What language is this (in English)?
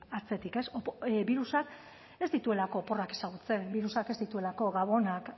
Basque